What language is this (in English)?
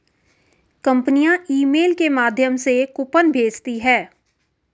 Hindi